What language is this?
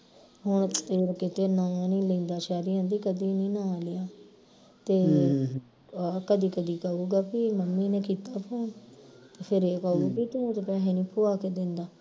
Punjabi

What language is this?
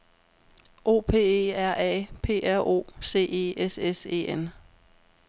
Danish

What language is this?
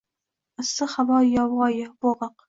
Uzbek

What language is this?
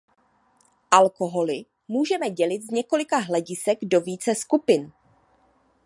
Czech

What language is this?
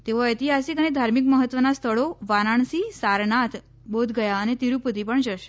Gujarati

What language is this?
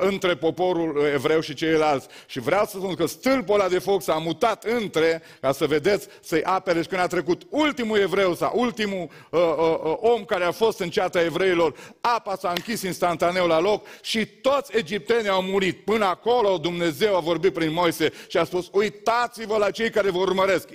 Romanian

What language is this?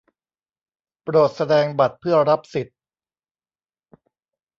Thai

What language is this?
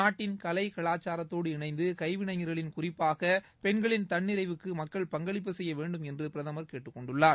Tamil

